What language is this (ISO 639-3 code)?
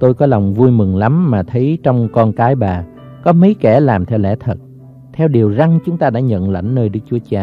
vie